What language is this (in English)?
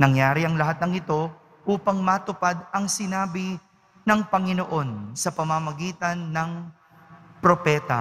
Filipino